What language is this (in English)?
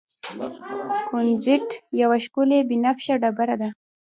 Pashto